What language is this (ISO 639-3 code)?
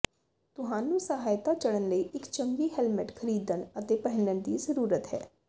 pan